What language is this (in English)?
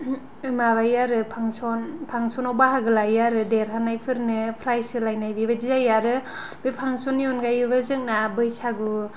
Bodo